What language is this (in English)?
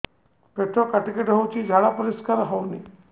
Odia